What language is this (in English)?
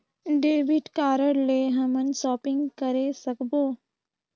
Chhattisgarhi